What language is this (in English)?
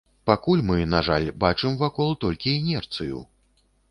Belarusian